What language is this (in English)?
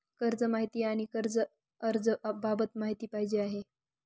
Marathi